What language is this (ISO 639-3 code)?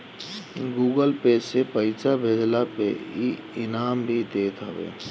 bho